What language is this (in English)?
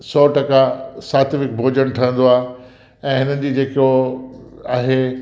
Sindhi